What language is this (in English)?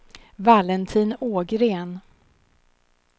Swedish